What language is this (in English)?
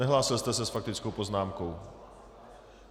Czech